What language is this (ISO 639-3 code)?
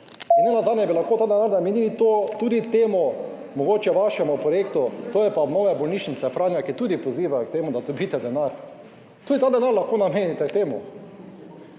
slv